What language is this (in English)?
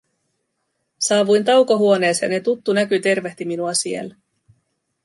Finnish